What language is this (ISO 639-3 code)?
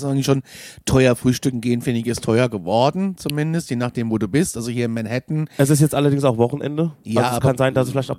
deu